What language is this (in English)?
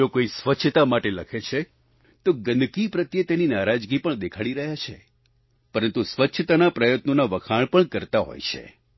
Gujarati